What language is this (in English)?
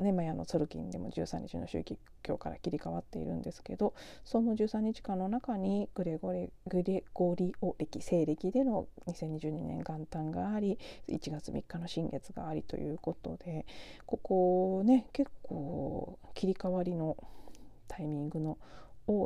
Japanese